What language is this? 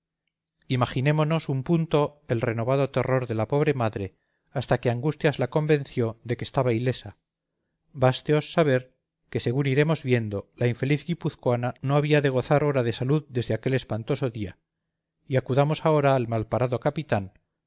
Spanish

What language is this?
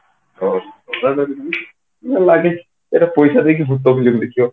Odia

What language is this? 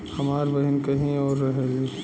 Bhojpuri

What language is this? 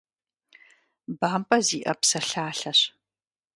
Kabardian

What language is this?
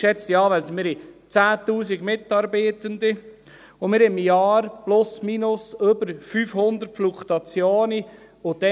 Swiss German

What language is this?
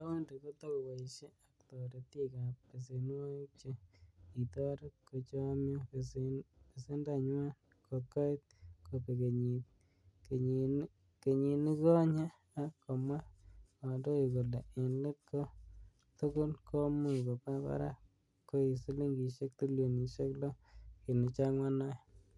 Kalenjin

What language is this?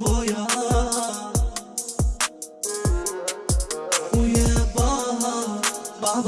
Arabic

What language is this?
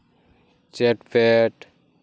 Santali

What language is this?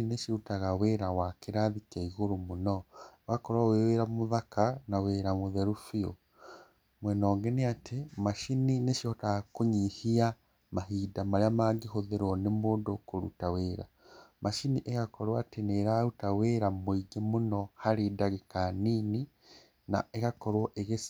Kikuyu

